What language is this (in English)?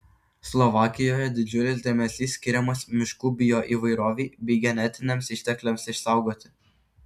Lithuanian